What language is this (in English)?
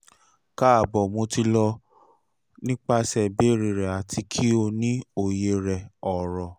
Yoruba